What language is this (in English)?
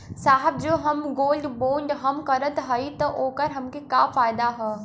Bhojpuri